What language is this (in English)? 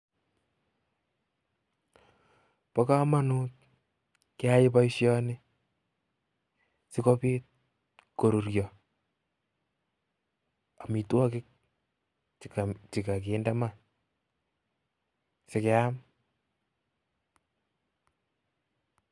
Kalenjin